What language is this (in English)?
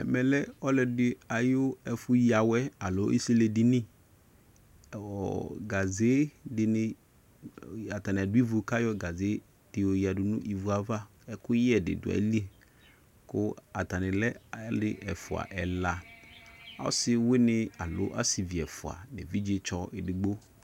Ikposo